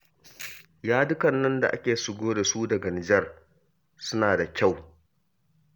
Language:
Hausa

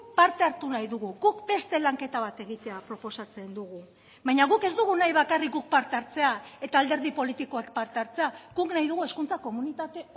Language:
Basque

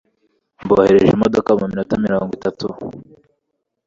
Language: Kinyarwanda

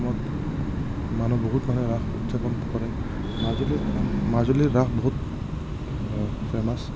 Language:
Assamese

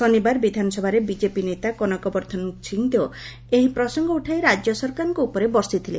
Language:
Odia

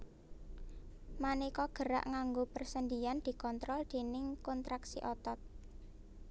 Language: Javanese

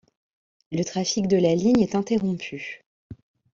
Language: French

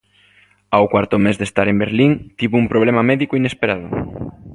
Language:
Galician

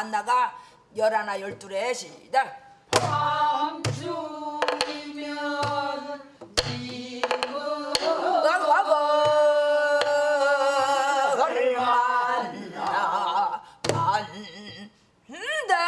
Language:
Korean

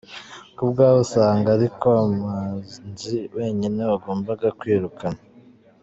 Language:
Kinyarwanda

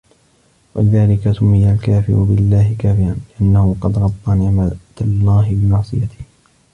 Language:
Arabic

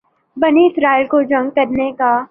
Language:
Urdu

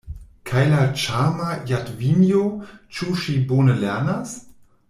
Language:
Esperanto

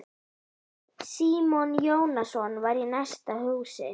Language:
Icelandic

